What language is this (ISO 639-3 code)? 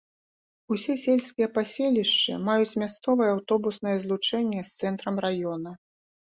bel